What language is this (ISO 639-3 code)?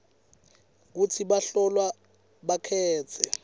ssw